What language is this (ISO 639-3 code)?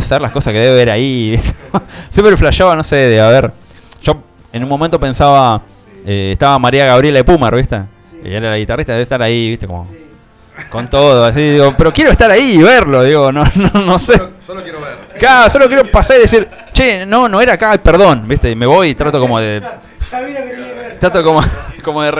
spa